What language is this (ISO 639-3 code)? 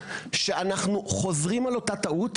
heb